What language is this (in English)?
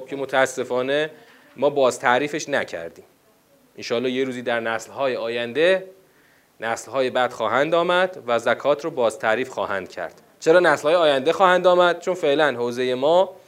Persian